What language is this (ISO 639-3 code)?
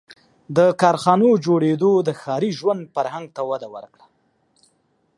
pus